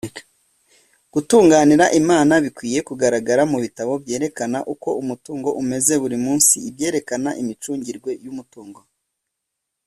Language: Kinyarwanda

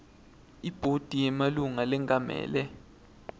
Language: Swati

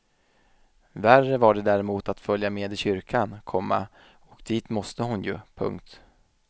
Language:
Swedish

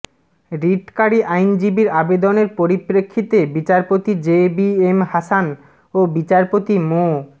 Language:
Bangla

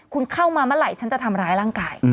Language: Thai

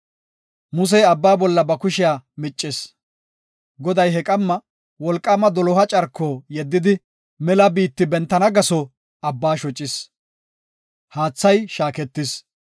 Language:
Gofa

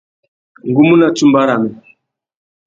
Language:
Tuki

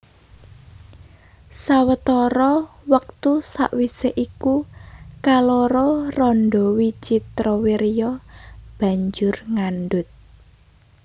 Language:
Javanese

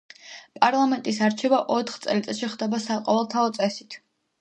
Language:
Georgian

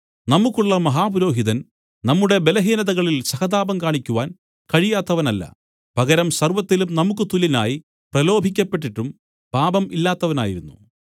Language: Malayalam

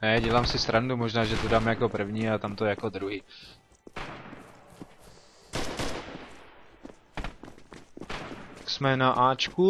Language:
Czech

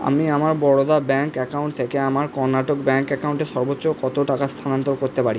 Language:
Bangla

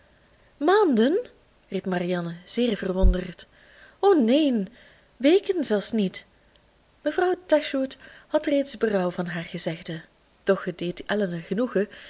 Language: Dutch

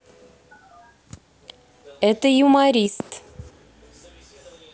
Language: Russian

